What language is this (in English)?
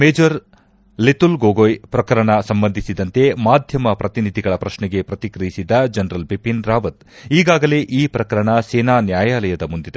Kannada